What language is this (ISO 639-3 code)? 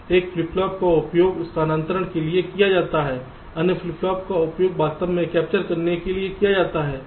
hin